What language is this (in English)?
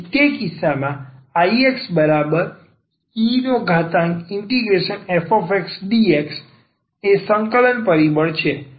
Gujarati